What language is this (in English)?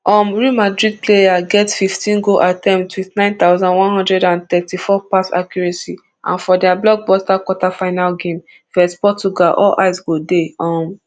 Nigerian Pidgin